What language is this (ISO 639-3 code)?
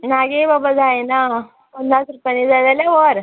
kok